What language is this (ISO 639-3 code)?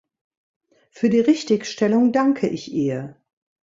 deu